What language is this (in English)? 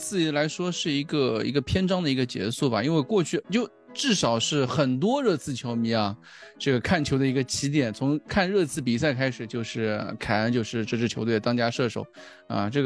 Chinese